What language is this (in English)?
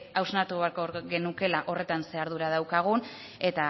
Basque